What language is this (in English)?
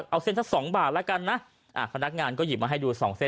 Thai